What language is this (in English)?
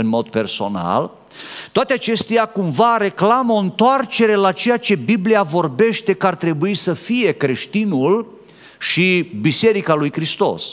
Romanian